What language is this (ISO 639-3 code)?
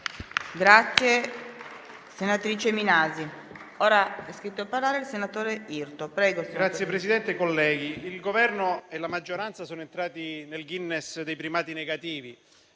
ita